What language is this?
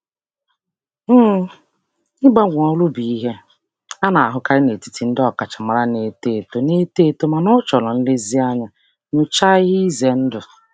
Igbo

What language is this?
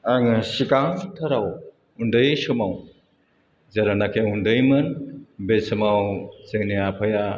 Bodo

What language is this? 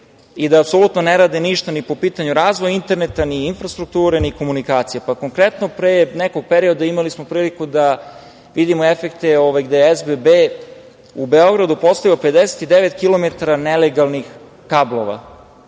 Serbian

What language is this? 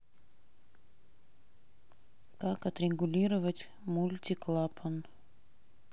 Russian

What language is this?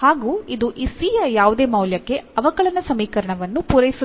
Kannada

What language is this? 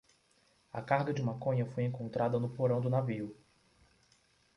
Portuguese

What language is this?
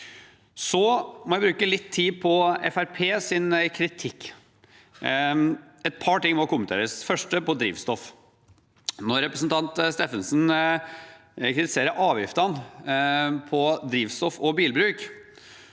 Norwegian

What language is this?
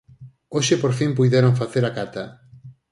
Galician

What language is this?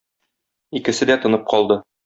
Tatar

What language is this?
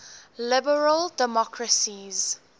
English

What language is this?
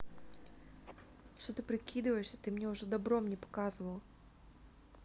Russian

